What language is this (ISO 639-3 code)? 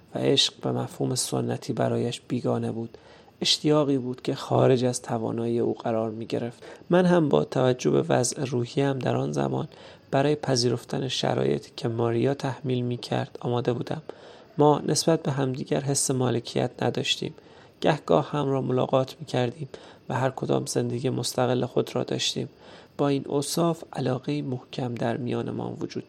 fas